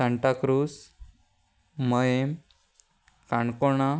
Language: Konkani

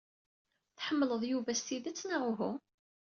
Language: Kabyle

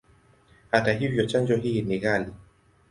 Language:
Swahili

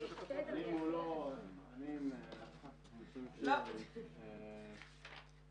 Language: Hebrew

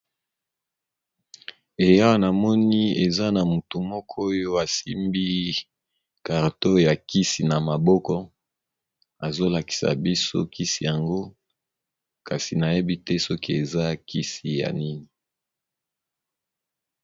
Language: Lingala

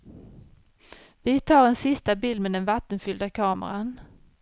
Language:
Swedish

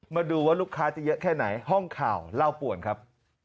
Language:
Thai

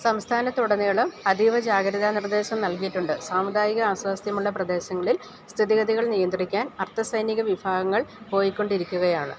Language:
Malayalam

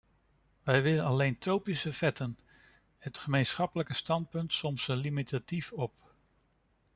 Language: Dutch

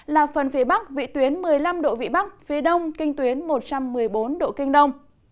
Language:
Vietnamese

